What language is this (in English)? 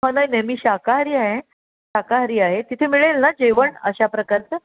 Marathi